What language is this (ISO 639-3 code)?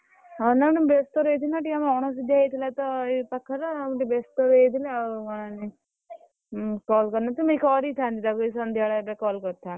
ori